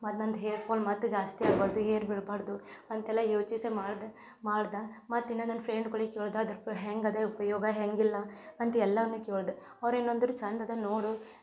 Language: Kannada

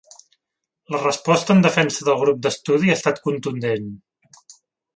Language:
Catalan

